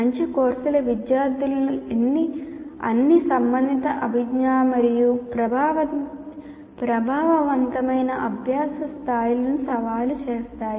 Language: Telugu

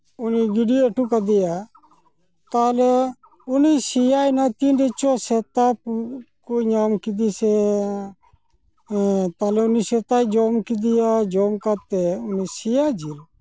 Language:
Santali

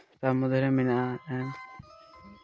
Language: Santali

